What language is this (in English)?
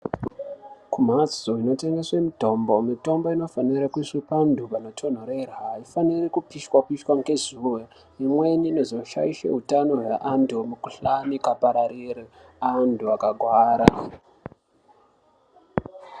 Ndau